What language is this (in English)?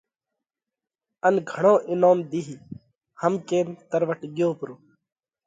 Parkari Koli